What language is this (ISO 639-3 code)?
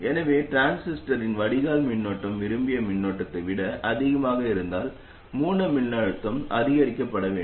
tam